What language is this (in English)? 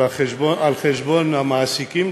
Hebrew